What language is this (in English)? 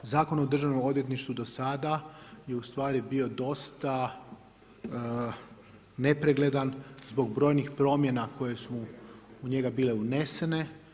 Croatian